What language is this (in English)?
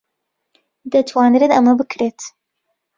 Central Kurdish